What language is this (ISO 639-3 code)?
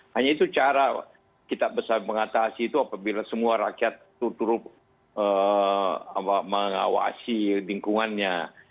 ind